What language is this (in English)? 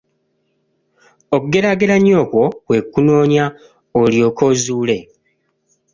Ganda